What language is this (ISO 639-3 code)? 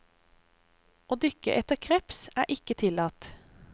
nor